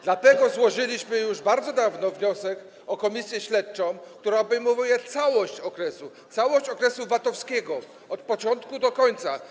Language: Polish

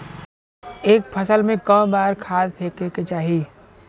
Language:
Bhojpuri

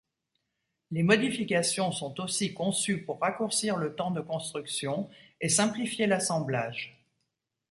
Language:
French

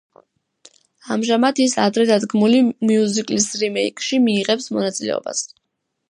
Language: Georgian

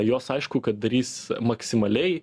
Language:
Lithuanian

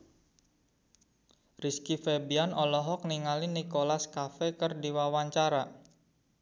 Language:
Sundanese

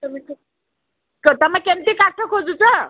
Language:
Odia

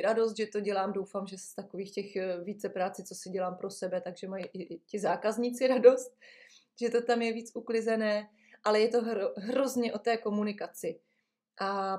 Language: Czech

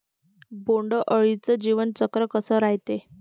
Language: Marathi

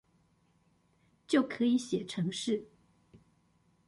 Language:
Chinese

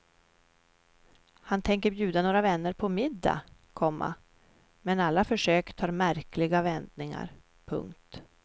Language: Swedish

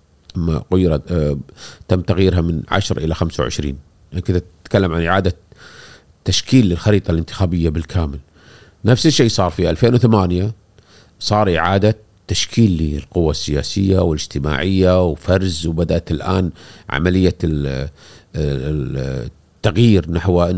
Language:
Arabic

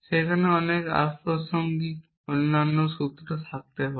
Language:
Bangla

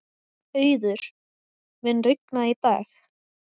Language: Icelandic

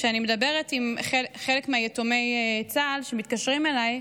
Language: Hebrew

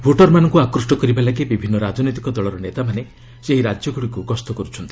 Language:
Odia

